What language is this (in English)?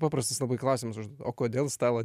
Lithuanian